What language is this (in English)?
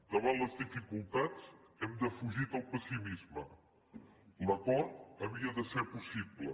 Catalan